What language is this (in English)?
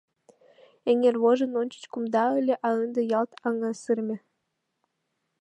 Mari